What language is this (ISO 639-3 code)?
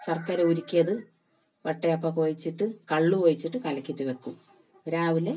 mal